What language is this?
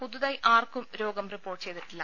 Malayalam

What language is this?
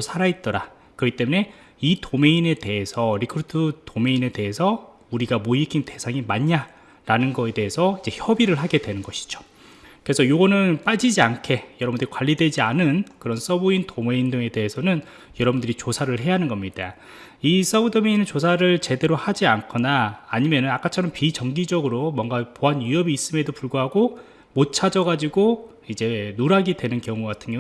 Korean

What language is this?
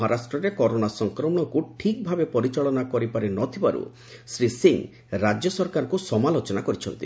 Odia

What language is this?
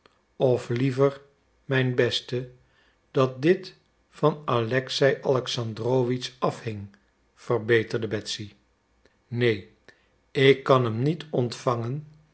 Dutch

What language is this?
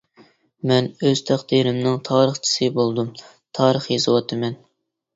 Uyghur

